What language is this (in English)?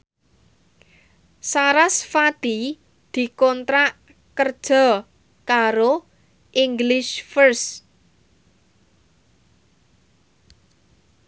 Javanese